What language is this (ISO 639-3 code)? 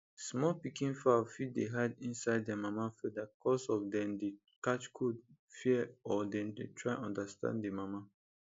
pcm